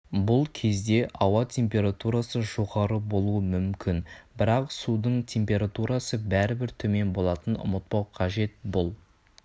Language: Kazakh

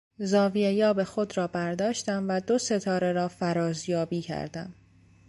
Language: Persian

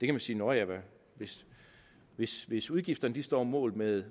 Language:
Danish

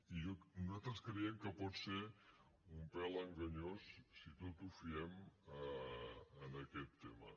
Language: Catalan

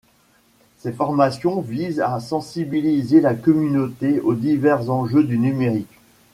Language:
French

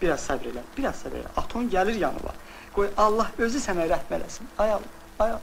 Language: Turkish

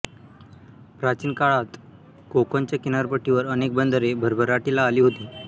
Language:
Marathi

